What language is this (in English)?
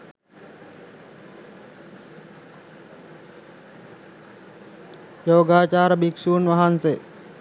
Sinhala